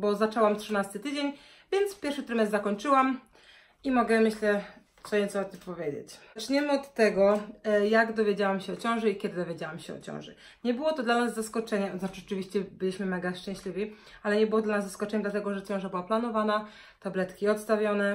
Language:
Polish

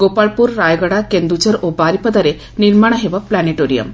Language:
Odia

